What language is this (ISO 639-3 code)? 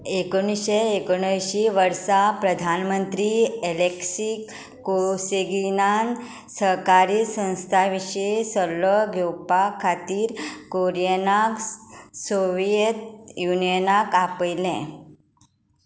kok